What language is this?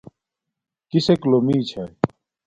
Domaaki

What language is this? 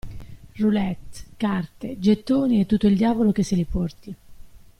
Italian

